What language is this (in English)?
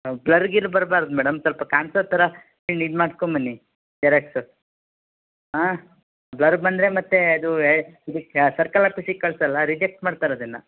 Kannada